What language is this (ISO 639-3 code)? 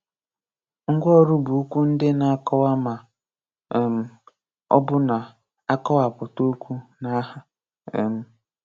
ibo